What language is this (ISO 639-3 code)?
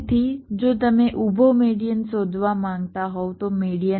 guj